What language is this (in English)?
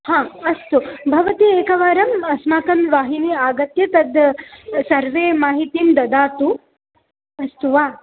Sanskrit